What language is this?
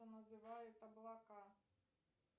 Russian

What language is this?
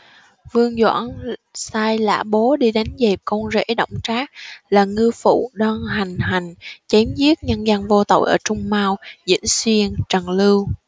Vietnamese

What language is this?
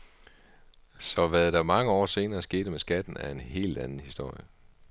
Danish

